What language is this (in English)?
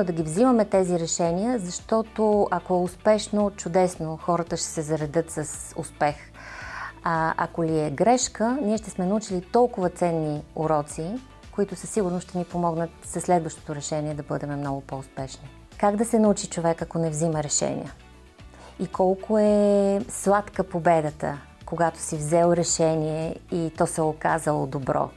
Bulgarian